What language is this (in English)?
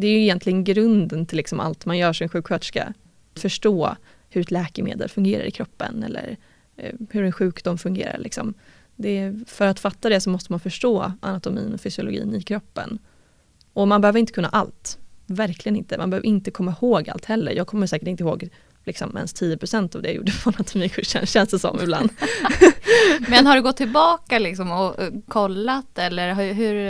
Swedish